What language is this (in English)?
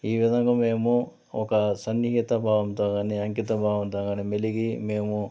Telugu